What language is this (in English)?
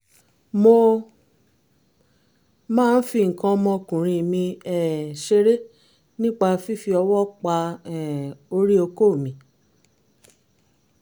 Yoruba